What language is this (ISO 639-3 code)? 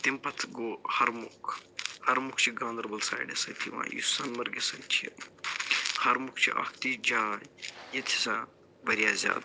kas